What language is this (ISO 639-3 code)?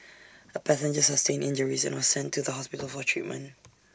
eng